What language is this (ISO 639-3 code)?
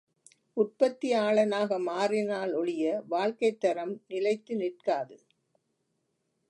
tam